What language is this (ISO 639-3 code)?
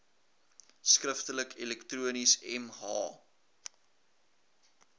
afr